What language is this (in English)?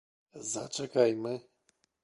Polish